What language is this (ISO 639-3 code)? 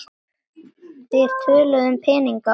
isl